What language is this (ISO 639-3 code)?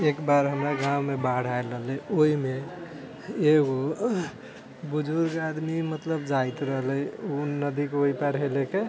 mai